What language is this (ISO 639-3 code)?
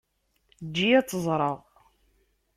kab